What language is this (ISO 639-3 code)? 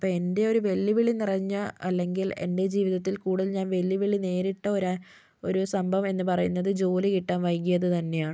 mal